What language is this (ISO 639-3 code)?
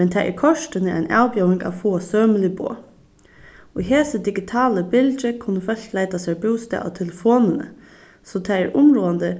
fao